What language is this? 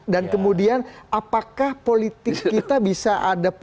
Indonesian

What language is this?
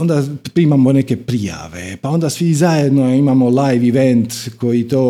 Croatian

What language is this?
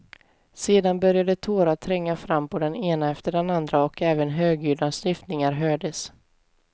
Swedish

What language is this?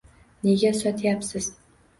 Uzbek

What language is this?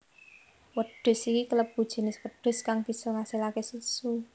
Javanese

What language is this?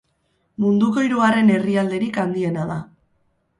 Basque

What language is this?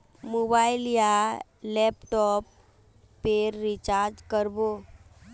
Magahi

